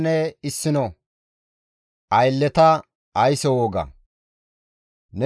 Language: Gamo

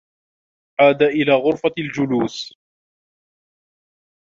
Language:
Arabic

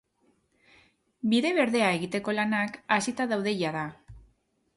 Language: Basque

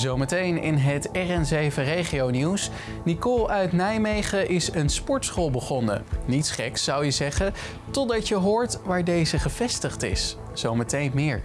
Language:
Dutch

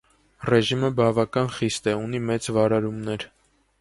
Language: Armenian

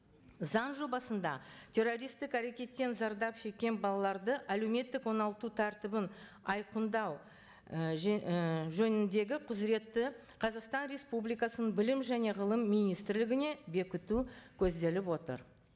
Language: Kazakh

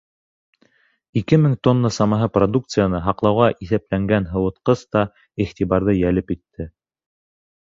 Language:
Bashkir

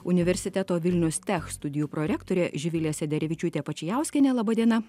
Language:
Lithuanian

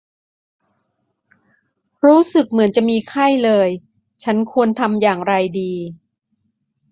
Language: Thai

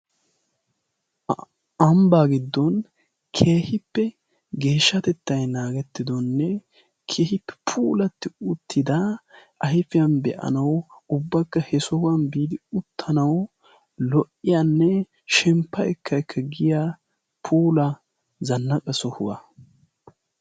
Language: Wolaytta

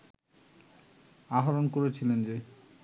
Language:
Bangla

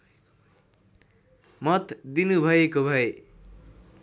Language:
Nepali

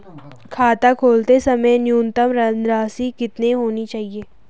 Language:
Hindi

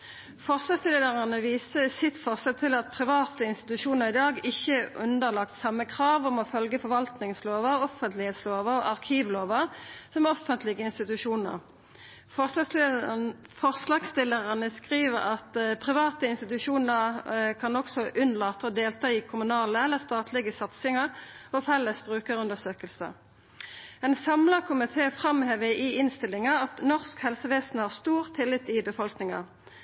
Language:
Norwegian Nynorsk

